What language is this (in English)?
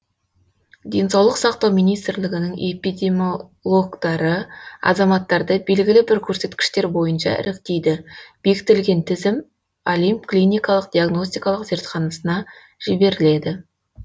Kazakh